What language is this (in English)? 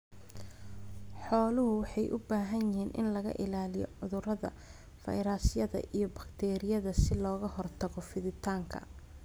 Somali